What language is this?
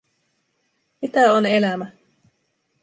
Finnish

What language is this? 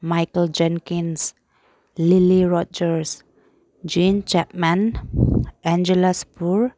Manipuri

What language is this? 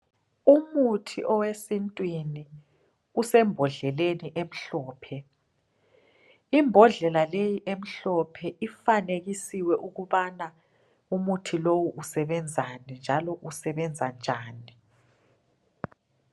North Ndebele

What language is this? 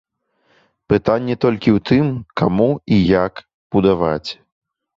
Belarusian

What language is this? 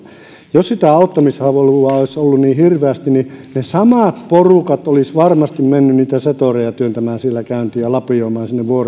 Finnish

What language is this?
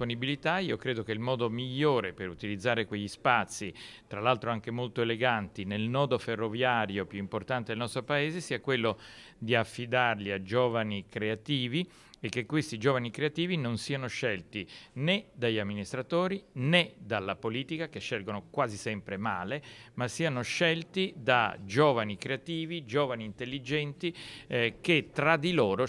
Italian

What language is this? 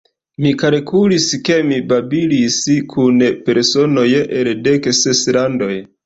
Esperanto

